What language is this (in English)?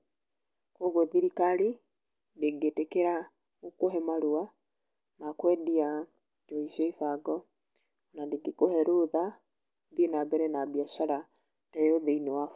Kikuyu